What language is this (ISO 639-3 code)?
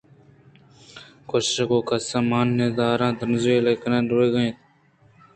bgp